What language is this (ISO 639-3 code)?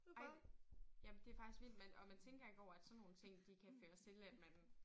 dan